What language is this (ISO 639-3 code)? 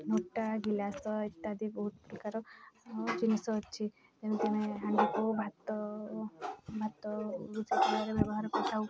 ori